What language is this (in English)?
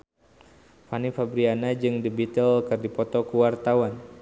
Sundanese